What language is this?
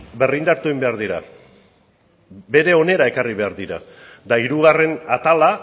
Basque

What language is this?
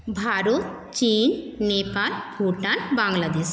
Bangla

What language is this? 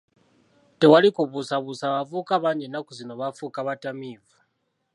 Ganda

